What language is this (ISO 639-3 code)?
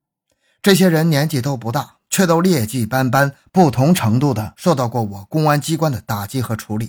zho